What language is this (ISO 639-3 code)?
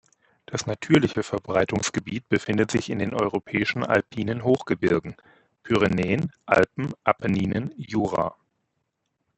deu